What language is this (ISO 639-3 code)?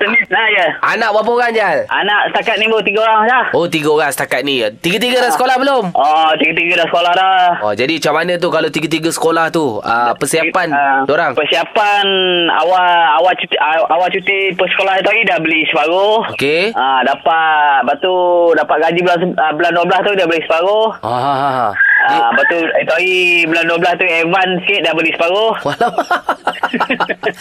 msa